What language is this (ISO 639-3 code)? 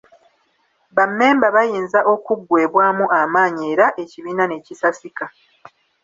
lug